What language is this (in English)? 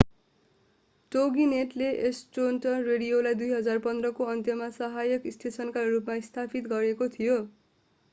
Nepali